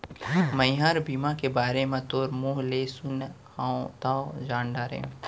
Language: Chhattisgarhi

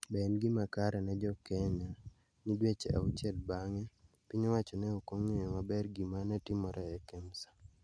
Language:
Luo (Kenya and Tanzania)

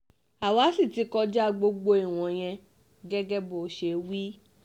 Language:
Yoruba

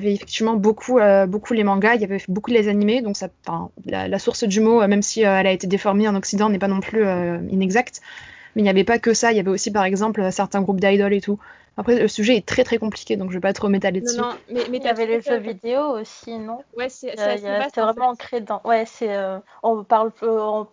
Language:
French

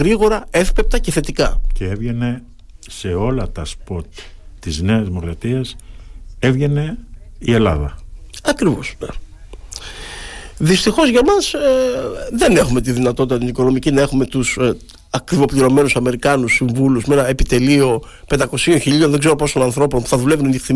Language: Greek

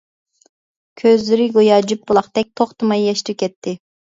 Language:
Uyghur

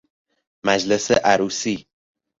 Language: Persian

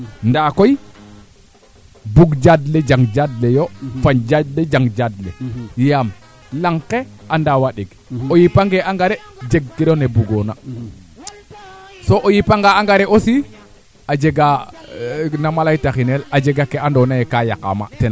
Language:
Serer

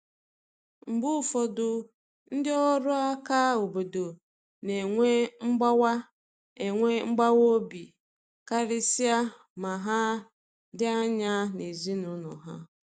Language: Igbo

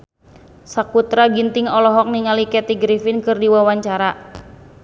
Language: Sundanese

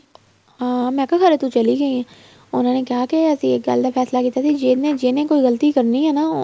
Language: Punjabi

